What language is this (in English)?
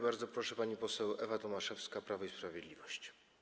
Polish